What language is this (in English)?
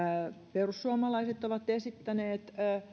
Finnish